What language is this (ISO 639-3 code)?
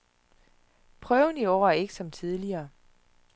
dan